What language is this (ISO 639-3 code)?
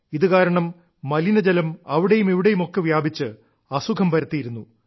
mal